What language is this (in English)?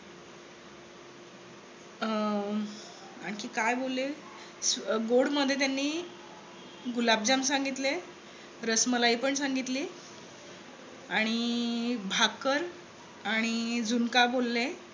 Marathi